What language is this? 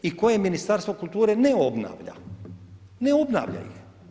Croatian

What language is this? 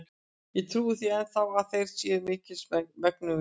Icelandic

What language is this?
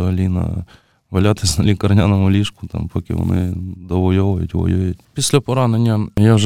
Ukrainian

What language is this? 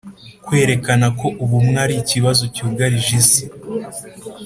Kinyarwanda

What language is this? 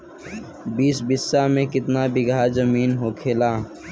Bhojpuri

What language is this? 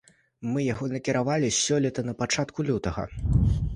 Belarusian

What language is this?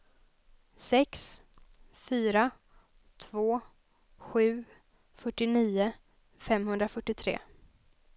Swedish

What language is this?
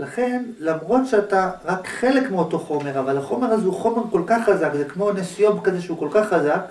Hebrew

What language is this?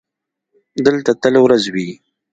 Pashto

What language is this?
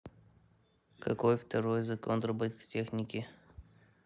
Russian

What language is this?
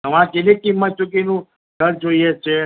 Gujarati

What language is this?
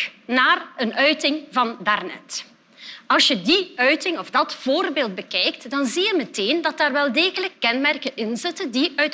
Dutch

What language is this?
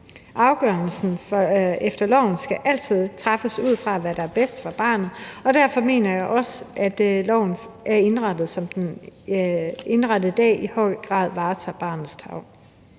Danish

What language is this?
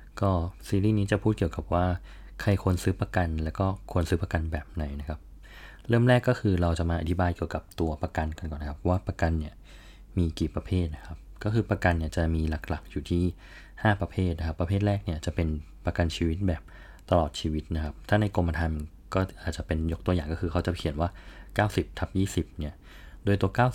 Thai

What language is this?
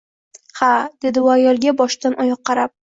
Uzbek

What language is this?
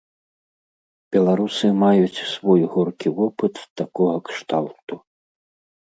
Belarusian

